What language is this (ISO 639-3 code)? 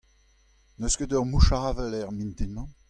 bre